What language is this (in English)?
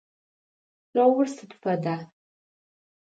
Adyghe